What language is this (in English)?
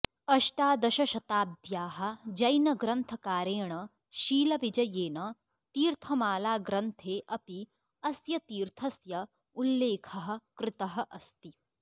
Sanskrit